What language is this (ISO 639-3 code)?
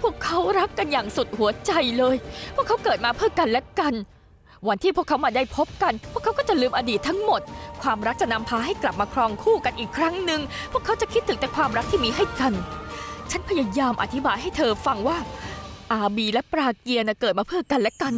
tha